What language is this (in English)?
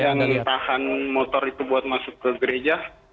Indonesian